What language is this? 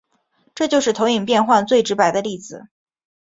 Chinese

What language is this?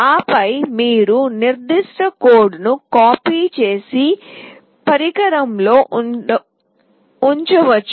Telugu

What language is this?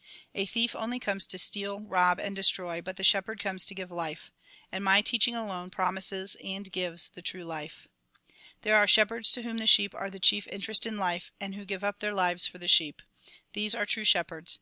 English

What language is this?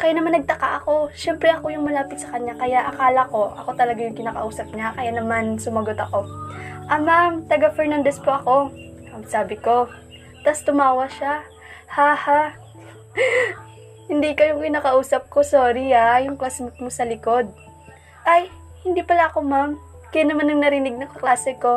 Filipino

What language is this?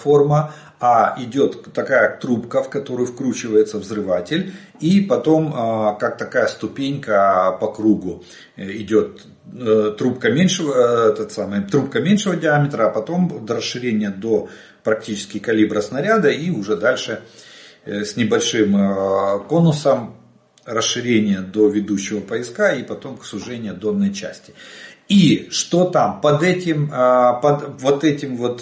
Russian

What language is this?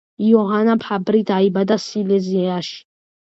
Georgian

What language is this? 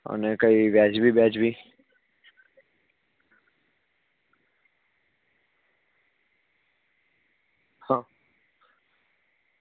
Gujarati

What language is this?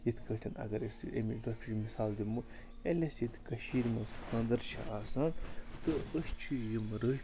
Kashmiri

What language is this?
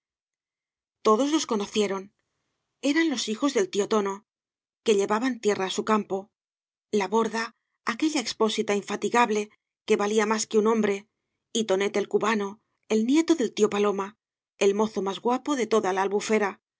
Spanish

